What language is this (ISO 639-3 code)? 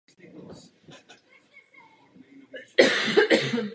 ces